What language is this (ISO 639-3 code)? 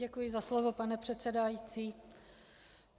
ces